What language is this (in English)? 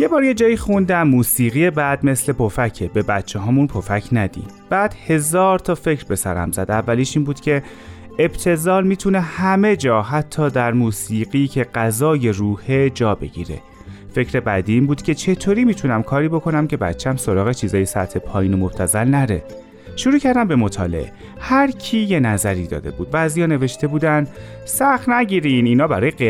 Persian